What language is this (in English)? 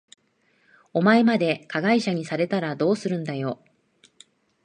Japanese